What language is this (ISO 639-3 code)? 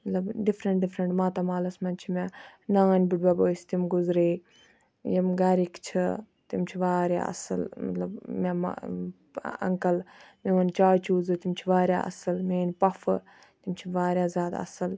kas